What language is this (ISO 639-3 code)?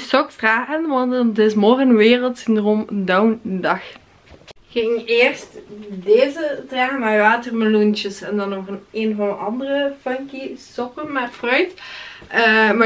nld